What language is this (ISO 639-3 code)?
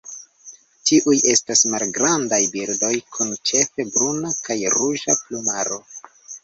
epo